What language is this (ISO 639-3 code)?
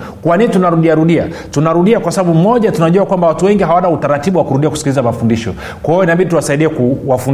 swa